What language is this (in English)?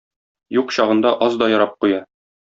Tatar